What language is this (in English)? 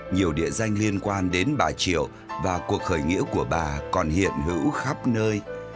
Vietnamese